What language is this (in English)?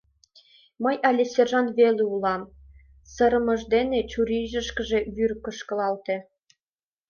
Mari